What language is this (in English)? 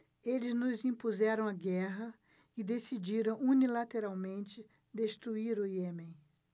Portuguese